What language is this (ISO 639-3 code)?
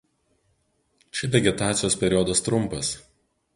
lit